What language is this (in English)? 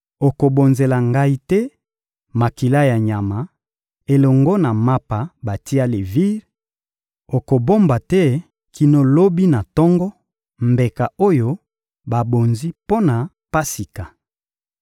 Lingala